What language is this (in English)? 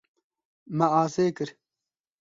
Kurdish